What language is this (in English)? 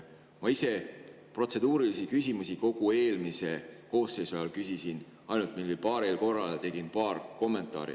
Estonian